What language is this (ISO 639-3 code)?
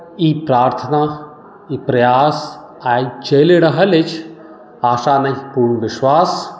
mai